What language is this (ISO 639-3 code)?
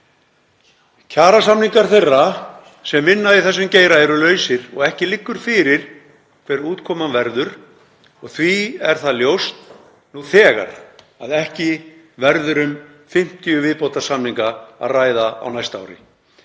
isl